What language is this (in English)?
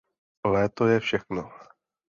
Czech